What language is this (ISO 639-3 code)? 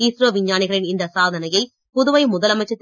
tam